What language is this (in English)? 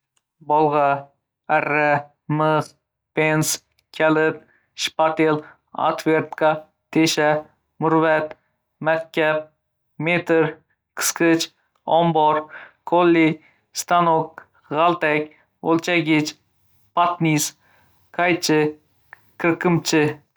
Uzbek